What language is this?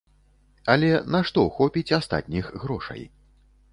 Belarusian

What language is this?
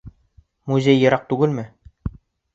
Bashkir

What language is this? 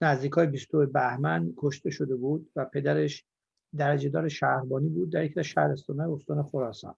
Persian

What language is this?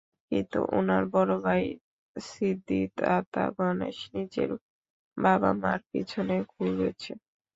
Bangla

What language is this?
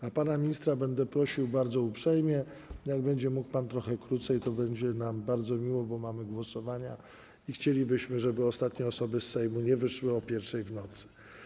Polish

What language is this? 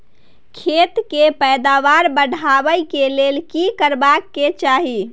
Maithili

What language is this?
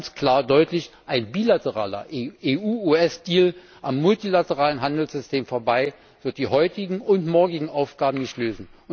German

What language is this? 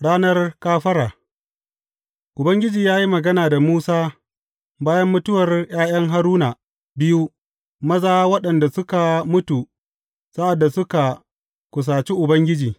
Hausa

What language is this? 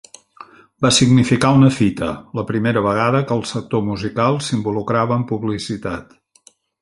Catalan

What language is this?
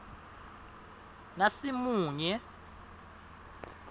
Swati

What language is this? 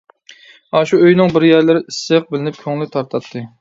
Uyghur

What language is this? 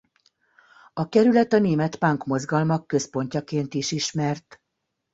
Hungarian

